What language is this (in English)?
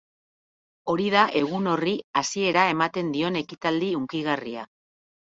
Basque